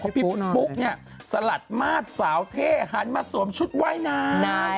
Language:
Thai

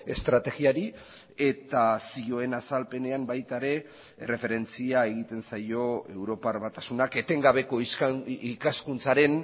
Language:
Basque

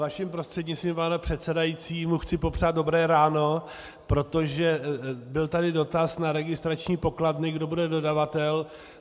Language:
Czech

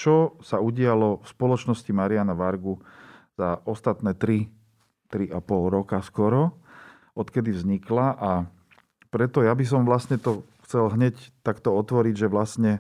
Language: Slovak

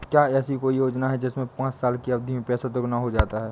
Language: Hindi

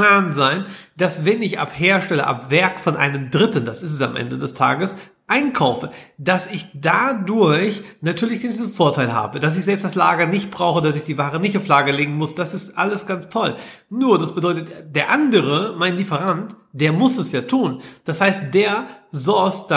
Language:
German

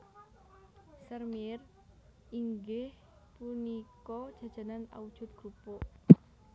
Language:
Javanese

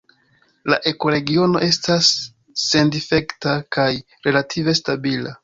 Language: Esperanto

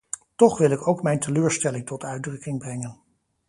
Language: Dutch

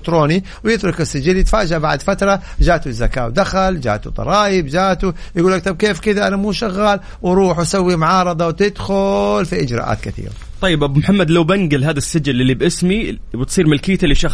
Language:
Arabic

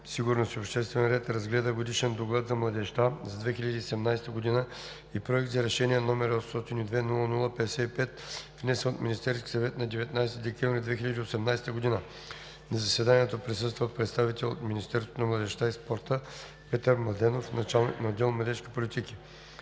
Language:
Bulgarian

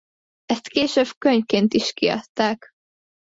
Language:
Hungarian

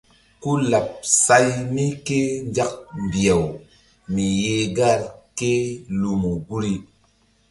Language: Mbum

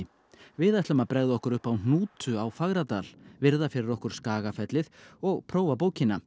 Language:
Icelandic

